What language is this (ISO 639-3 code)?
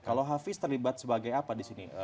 ind